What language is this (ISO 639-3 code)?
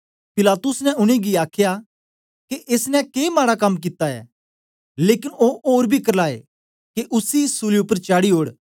doi